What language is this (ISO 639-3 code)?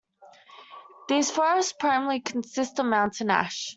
eng